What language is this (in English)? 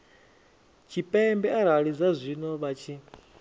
Venda